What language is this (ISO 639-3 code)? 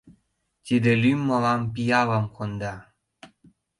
chm